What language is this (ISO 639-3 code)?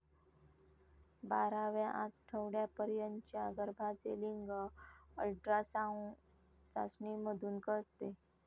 mar